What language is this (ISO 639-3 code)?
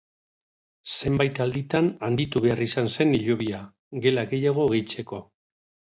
eus